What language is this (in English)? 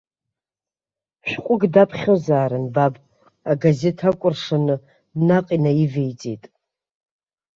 Abkhazian